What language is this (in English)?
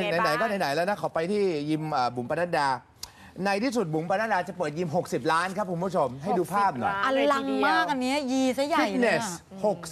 Thai